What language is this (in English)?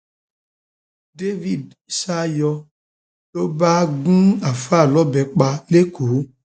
Yoruba